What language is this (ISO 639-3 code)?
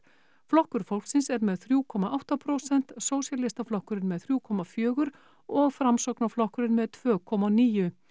isl